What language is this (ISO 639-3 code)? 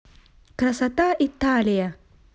rus